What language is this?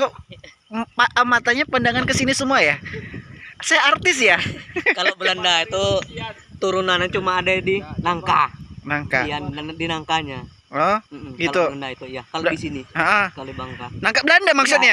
Indonesian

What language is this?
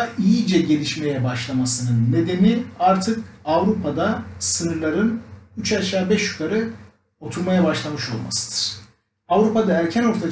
Turkish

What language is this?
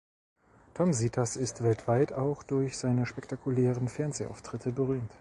German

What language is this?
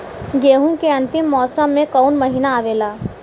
Bhojpuri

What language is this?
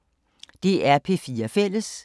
Danish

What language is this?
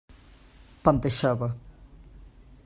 Catalan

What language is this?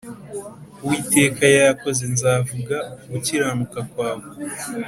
Kinyarwanda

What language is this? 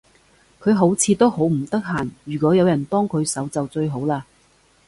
Cantonese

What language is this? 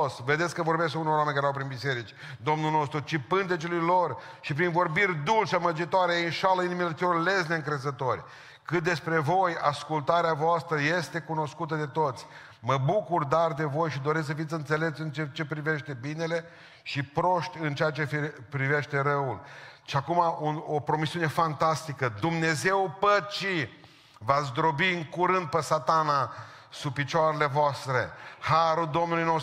Romanian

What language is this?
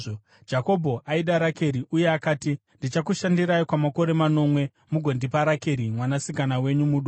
Shona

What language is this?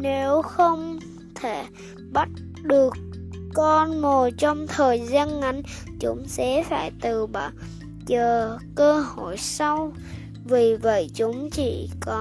Vietnamese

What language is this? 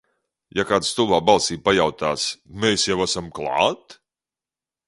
Latvian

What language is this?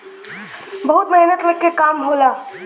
Bhojpuri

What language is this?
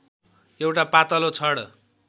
Nepali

